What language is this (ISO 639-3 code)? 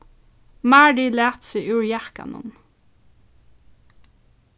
fao